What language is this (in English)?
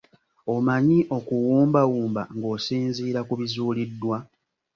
Ganda